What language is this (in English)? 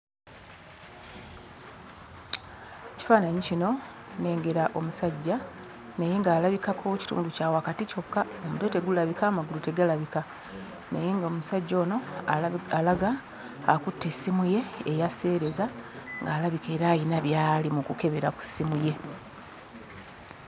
Ganda